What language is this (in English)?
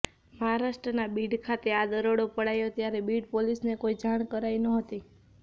Gujarati